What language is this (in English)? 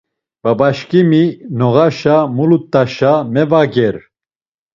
Laz